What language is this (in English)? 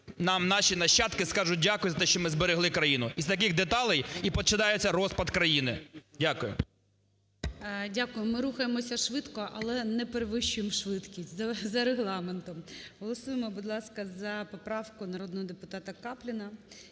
Ukrainian